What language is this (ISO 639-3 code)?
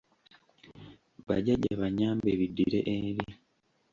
lug